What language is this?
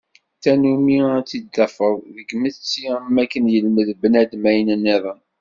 Kabyle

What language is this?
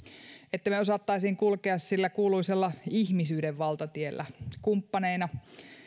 Finnish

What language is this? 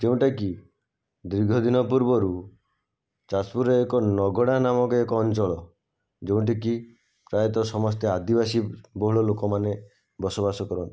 Odia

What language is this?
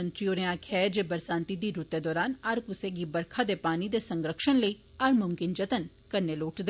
Dogri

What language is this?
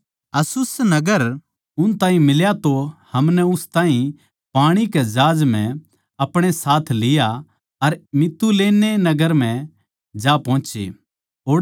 Haryanvi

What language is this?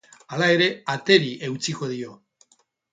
Basque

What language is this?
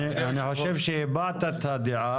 Hebrew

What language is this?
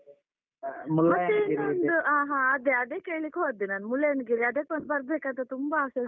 Kannada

